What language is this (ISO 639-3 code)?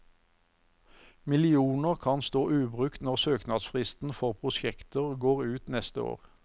nor